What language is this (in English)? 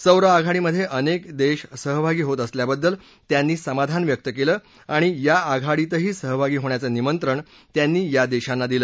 Marathi